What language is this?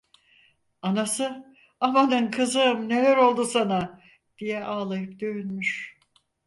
Turkish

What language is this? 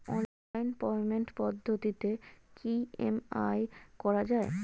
Bangla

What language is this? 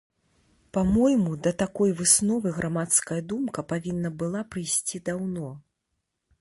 Belarusian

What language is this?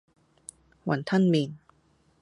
Cantonese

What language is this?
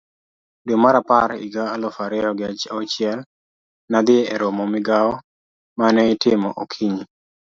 Luo (Kenya and Tanzania)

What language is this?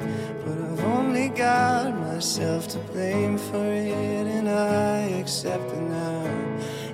Turkish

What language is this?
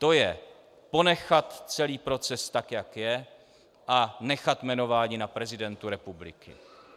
Czech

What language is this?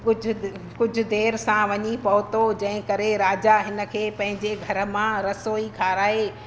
Sindhi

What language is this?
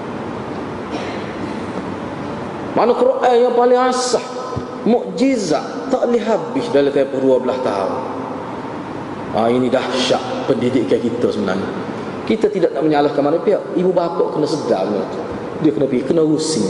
Malay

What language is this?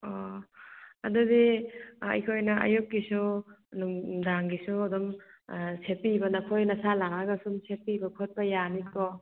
Manipuri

